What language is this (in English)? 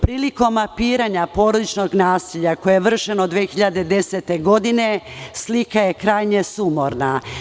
Serbian